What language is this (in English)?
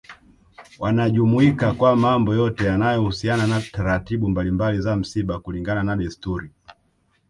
Swahili